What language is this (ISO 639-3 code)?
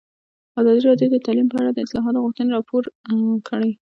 pus